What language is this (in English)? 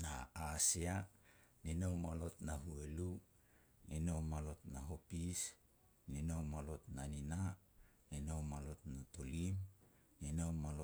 Petats